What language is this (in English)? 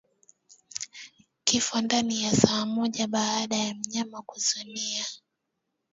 Swahili